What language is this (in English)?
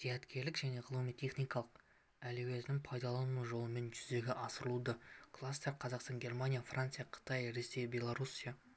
Kazakh